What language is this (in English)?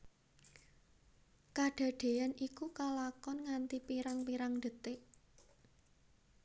Javanese